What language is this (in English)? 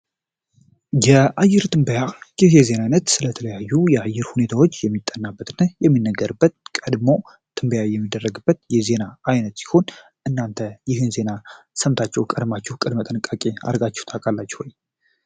Amharic